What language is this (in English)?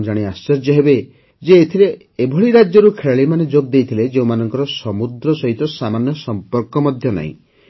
Odia